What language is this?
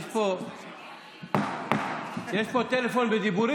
Hebrew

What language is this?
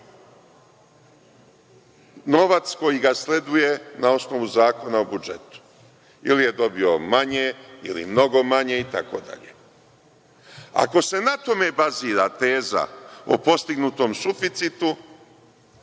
Serbian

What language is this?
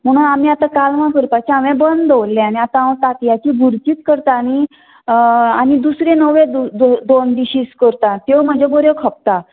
Konkani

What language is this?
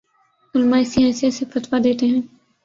Urdu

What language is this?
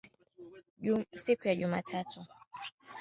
Swahili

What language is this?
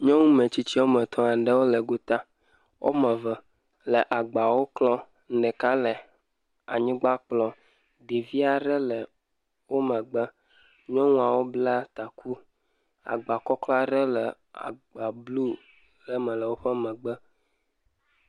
Ewe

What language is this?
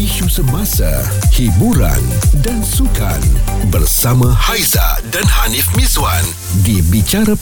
Malay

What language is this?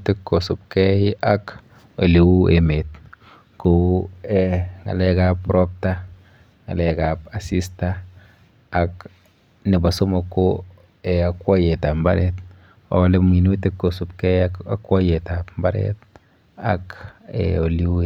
Kalenjin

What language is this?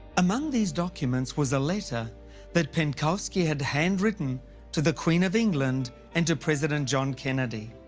English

